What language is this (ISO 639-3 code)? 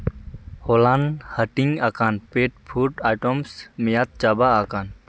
sat